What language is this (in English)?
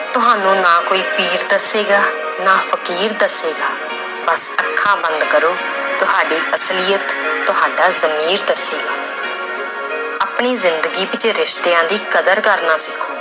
Punjabi